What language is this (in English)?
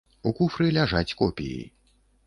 Belarusian